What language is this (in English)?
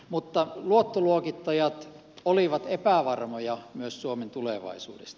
Finnish